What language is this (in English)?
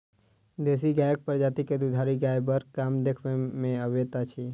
Maithili